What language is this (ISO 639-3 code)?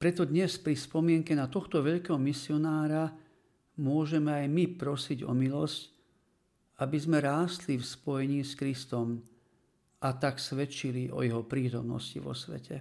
slk